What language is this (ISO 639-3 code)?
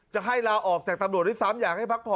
tha